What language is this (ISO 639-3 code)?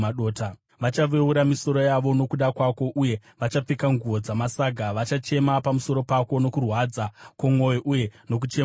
sna